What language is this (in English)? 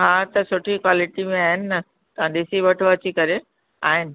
Sindhi